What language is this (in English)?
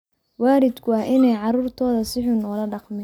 Somali